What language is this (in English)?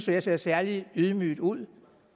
Danish